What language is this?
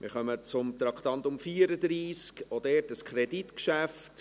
Swiss German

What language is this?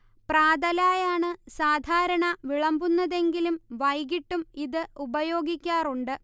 Malayalam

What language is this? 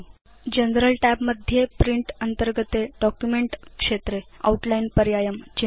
Sanskrit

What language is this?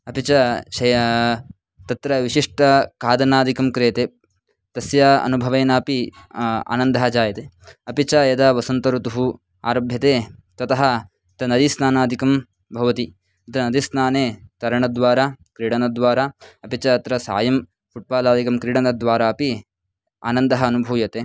Sanskrit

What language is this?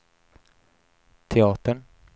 Swedish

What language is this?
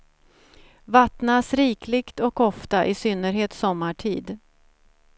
Swedish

